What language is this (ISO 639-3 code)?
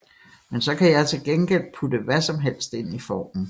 dan